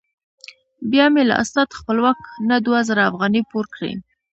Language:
Pashto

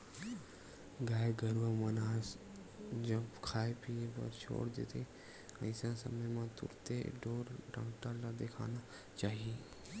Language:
Chhattisgarhi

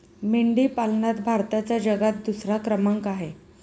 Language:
Marathi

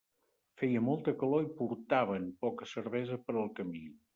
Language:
Catalan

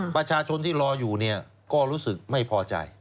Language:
Thai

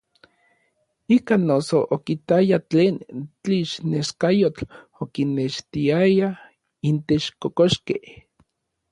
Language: Orizaba Nahuatl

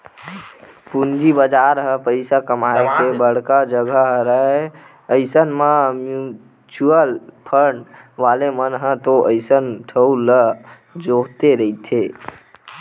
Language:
Chhattisgarhi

